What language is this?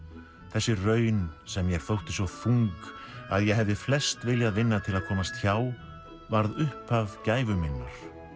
Icelandic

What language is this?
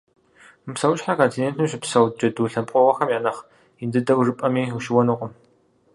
Kabardian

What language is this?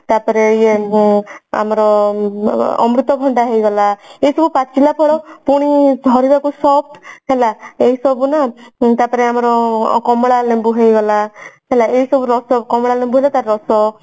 Odia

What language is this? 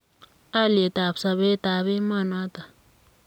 Kalenjin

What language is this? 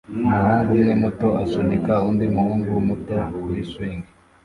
Kinyarwanda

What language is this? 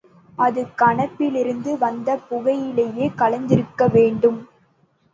Tamil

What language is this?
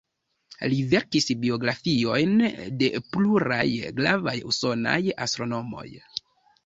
Esperanto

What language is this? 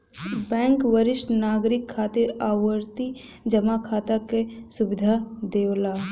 Bhojpuri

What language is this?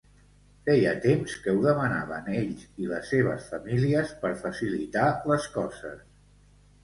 Catalan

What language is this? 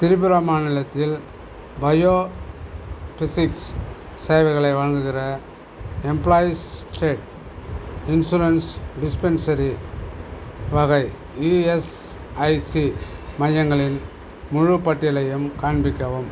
Tamil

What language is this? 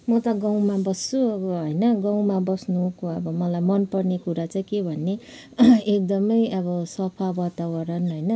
Nepali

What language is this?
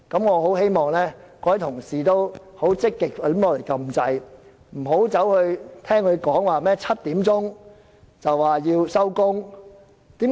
Cantonese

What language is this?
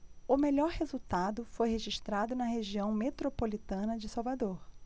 Portuguese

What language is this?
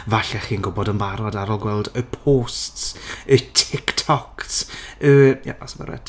Welsh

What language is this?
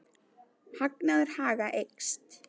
Icelandic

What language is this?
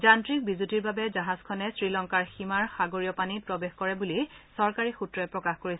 Assamese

